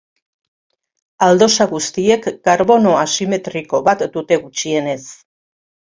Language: Basque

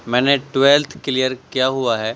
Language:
Urdu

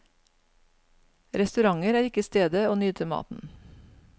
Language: Norwegian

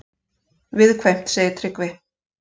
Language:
Icelandic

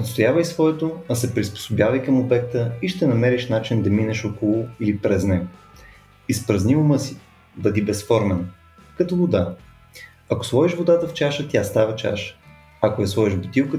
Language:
Bulgarian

